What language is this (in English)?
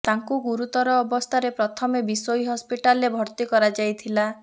Odia